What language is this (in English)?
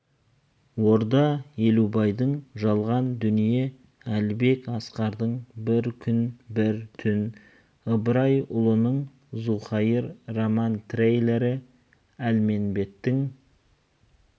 Kazakh